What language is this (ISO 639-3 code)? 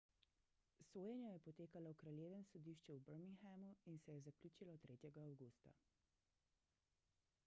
slv